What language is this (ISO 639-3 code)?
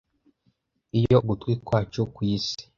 kin